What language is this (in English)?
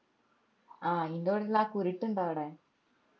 Malayalam